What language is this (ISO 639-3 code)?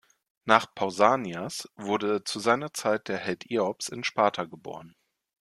deu